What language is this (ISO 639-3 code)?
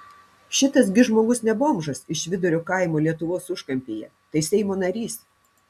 lit